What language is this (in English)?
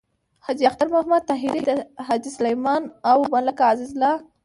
Pashto